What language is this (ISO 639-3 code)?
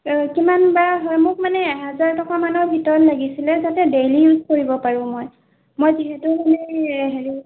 asm